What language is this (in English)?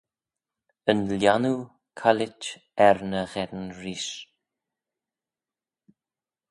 Manx